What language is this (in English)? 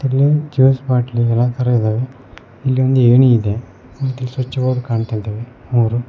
Kannada